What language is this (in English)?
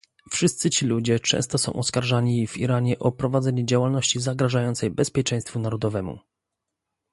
Polish